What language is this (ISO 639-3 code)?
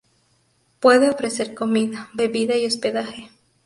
spa